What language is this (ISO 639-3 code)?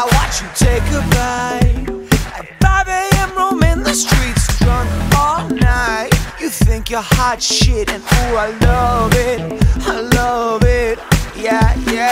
eng